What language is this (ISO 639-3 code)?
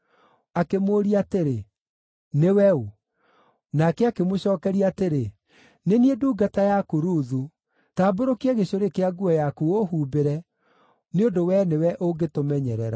kik